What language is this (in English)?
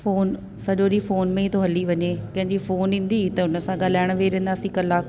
Sindhi